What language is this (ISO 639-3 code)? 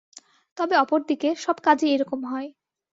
ben